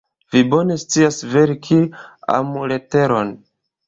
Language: Esperanto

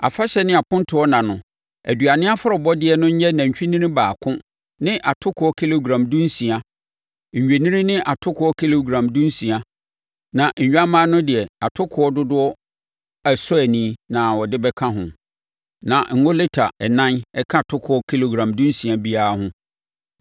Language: Akan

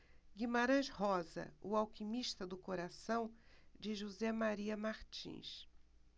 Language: Portuguese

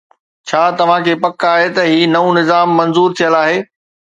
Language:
Sindhi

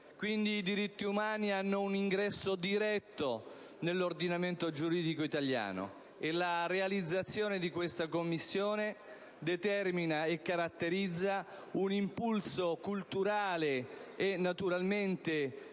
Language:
Italian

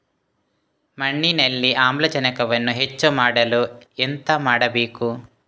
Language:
Kannada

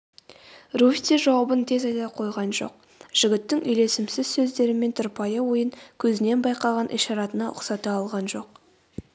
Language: Kazakh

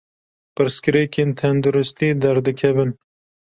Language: Kurdish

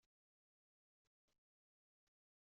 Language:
Kabyle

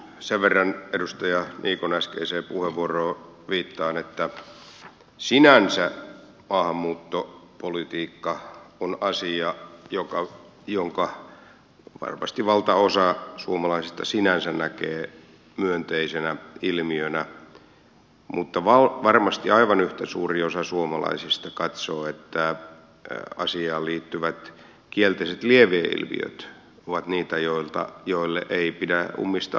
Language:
Finnish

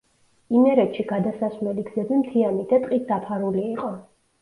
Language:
Georgian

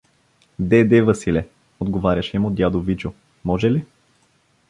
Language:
Bulgarian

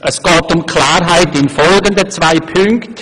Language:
Swiss German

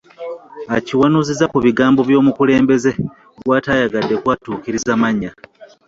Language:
Ganda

